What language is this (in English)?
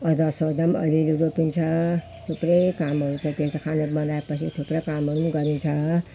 Nepali